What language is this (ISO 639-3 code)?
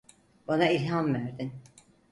tur